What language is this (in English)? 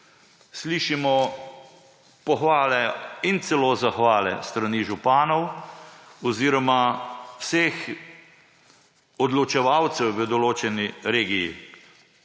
Slovenian